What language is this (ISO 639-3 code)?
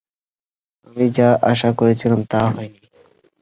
ben